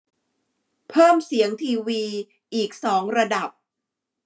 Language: Thai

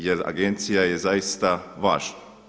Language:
Croatian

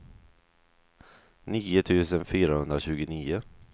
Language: Swedish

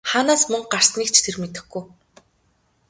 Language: Mongolian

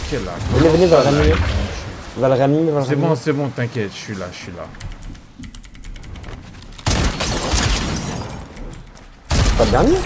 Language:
French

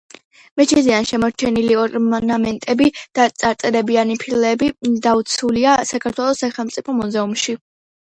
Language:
Georgian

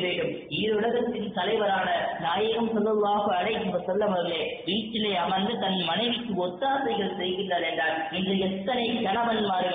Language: Arabic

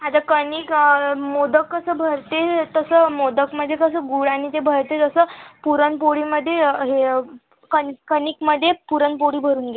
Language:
Marathi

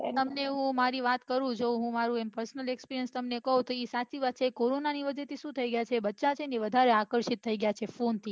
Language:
Gujarati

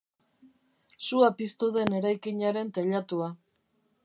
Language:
Basque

